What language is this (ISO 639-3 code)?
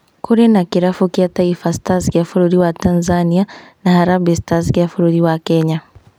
kik